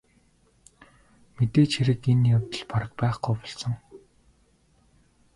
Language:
Mongolian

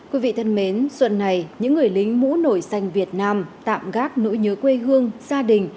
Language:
Vietnamese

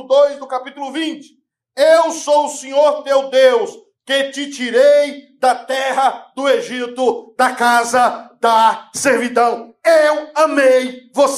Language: Portuguese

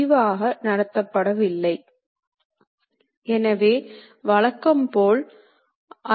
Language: Tamil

